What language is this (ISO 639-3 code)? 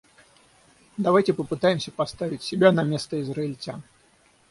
rus